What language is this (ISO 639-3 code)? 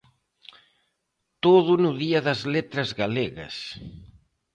glg